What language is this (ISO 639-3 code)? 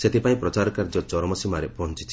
ori